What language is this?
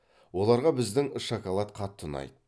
Kazakh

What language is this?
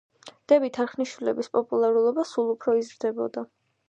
Georgian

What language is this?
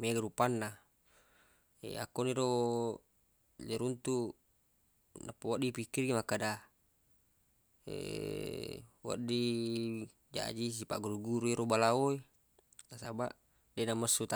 Buginese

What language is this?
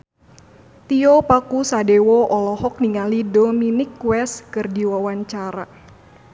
Sundanese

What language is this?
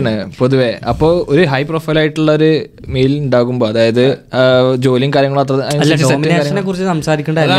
Malayalam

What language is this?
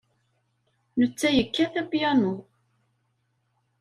Kabyle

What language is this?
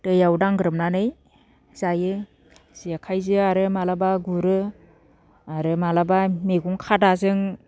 Bodo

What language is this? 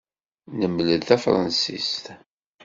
Kabyle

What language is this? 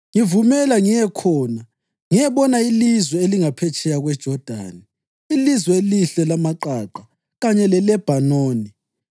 North Ndebele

